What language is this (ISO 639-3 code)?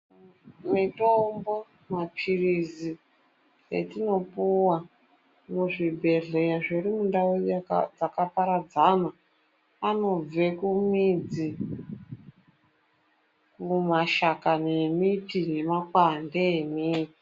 ndc